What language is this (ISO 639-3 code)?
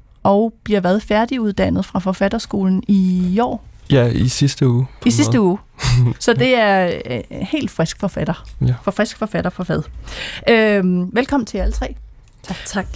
dan